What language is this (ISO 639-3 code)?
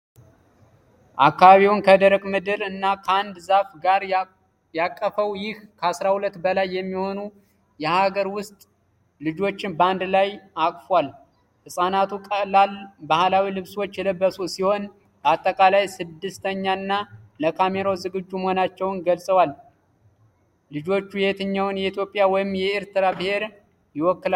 amh